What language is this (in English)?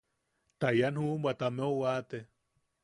Yaqui